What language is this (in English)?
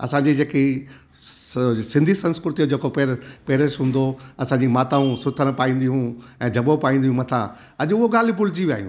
Sindhi